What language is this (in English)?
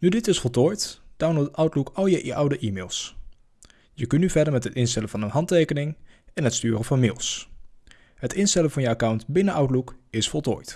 Dutch